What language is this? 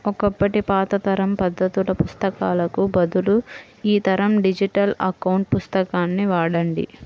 Telugu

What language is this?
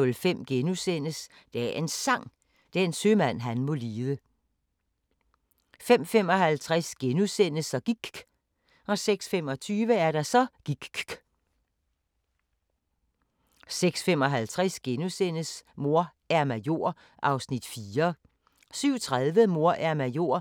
Danish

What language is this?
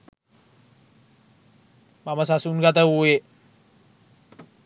Sinhala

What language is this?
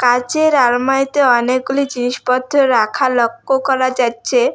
Bangla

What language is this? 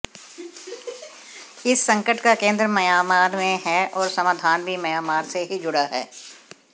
Hindi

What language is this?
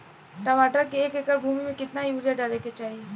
Bhojpuri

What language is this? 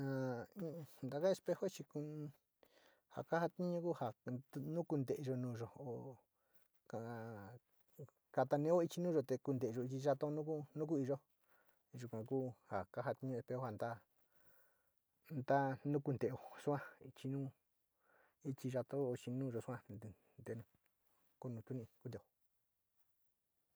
Sinicahua Mixtec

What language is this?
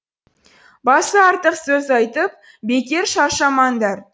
Kazakh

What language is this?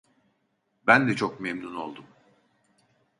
Turkish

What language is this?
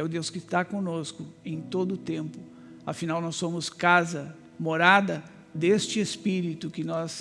Portuguese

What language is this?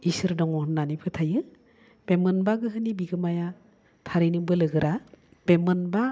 Bodo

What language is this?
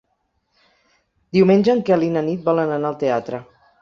Catalan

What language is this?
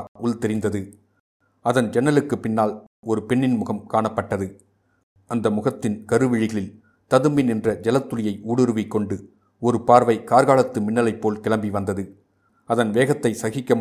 Tamil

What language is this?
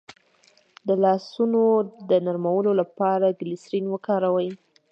Pashto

